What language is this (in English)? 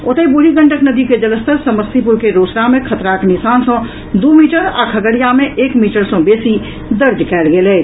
Maithili